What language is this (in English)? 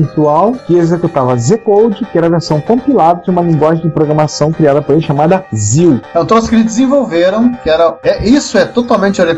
Portuguese